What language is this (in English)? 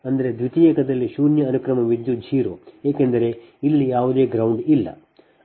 Kannada